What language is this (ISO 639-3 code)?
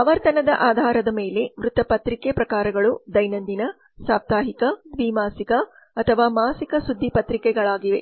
kan